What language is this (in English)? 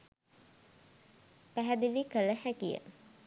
Sinhala